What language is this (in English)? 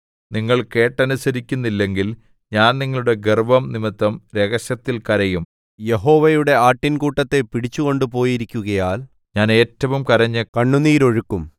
Malayalam